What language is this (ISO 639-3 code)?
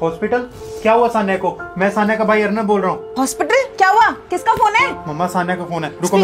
hin